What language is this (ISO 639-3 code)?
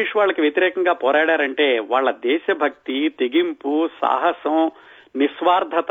tel